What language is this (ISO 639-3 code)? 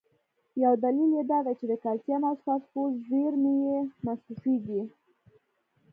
pus